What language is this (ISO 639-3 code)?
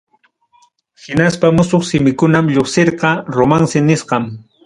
quy